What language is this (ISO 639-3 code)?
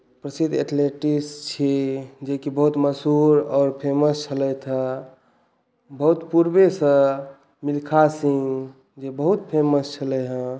mai